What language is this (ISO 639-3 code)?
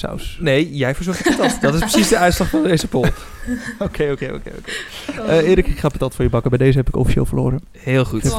nld